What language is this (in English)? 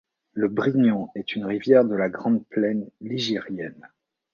French